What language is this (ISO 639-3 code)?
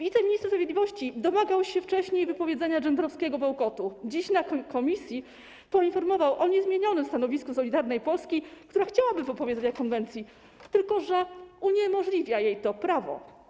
pol